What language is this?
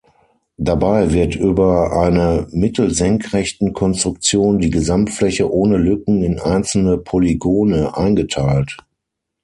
German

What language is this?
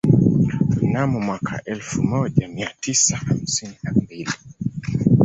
Swahili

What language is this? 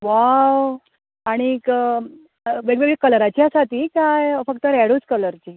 Konkani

